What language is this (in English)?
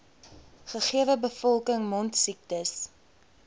Afrikaans